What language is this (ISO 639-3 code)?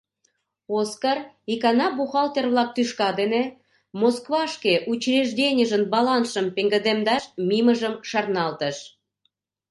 chm